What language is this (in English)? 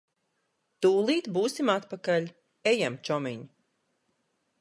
Latvian